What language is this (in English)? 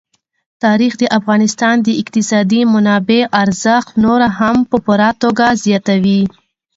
Pashto